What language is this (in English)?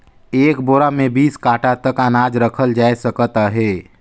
Chhattisgarhi